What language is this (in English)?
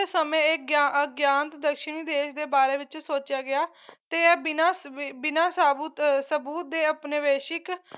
Punjabi